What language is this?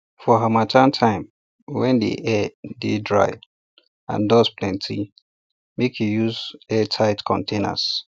Nigerian Pidgin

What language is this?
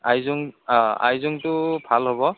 Assamese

